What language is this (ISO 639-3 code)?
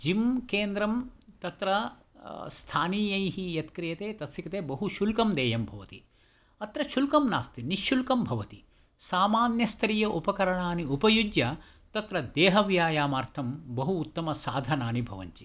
san